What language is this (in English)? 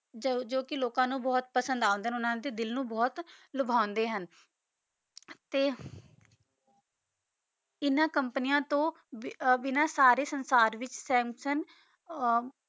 Punjabi